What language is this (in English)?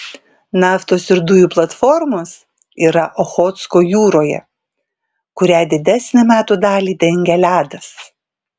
Lithuanian